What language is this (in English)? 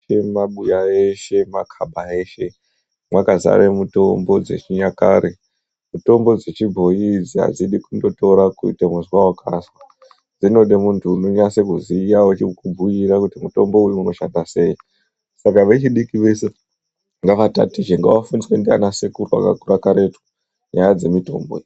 Ndau